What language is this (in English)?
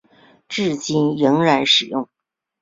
Chinese